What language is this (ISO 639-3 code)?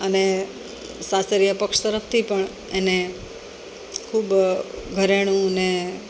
guj